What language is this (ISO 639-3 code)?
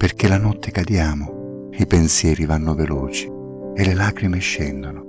ita